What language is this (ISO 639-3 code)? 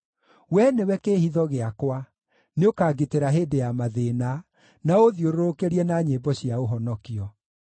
kik